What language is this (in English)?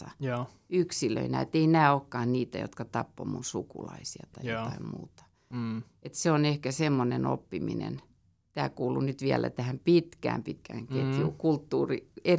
Finnish